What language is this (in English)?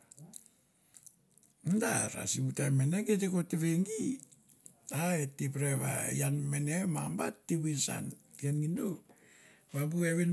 Mandara